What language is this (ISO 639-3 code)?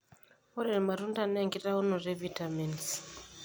mas